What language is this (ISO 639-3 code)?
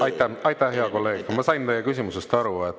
est